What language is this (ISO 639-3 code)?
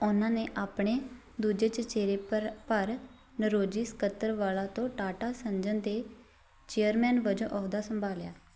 pan